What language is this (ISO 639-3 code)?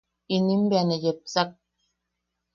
yaq